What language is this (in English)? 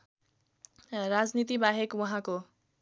Nepali